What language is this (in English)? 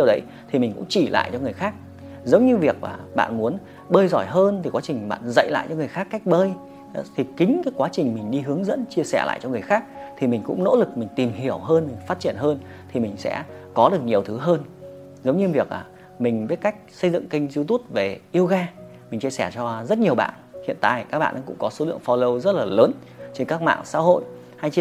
Vietnamese